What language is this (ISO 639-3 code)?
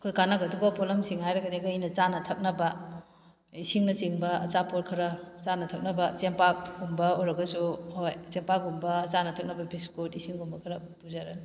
mni